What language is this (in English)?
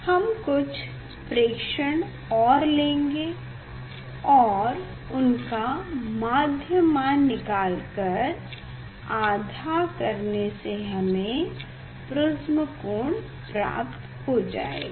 Hindi